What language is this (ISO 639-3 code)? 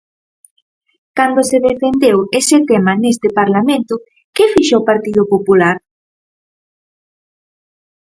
glg